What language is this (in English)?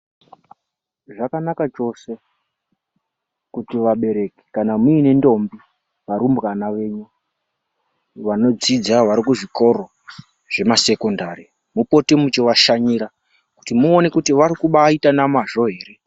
Ndau